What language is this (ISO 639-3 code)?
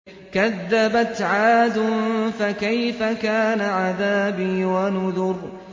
ara